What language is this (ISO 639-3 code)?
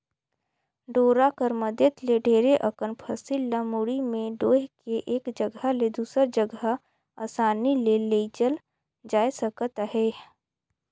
hne